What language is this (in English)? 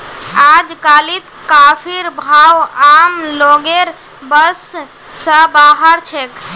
Magahi